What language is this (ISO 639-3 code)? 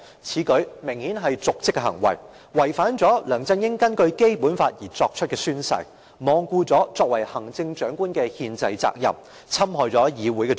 yue